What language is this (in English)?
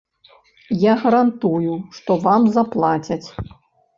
Belarusian